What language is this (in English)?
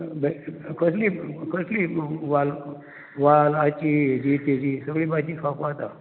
Konkani